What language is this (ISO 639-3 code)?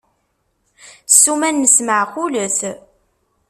kab